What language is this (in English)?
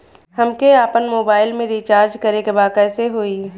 Bhojpuri